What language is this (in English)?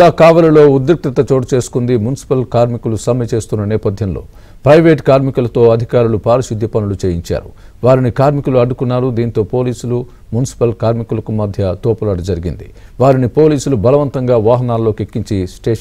Telugu